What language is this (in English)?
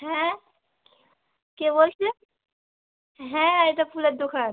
Bangla